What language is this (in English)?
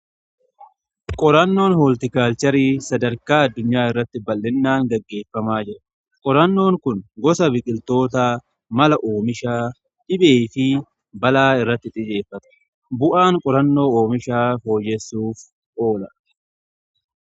Oromo